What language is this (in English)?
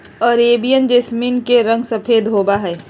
Magahi